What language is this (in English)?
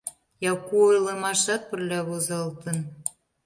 Mari